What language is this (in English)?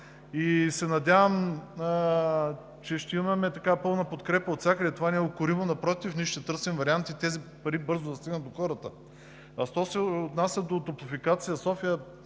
Bulgarian